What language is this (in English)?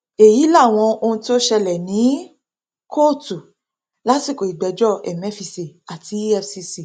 Yoruba